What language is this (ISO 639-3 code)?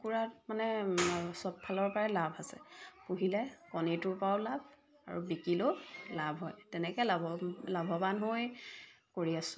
asm